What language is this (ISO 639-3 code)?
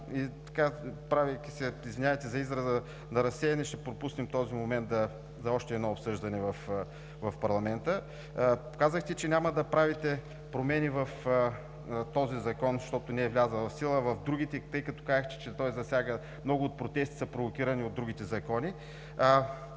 bul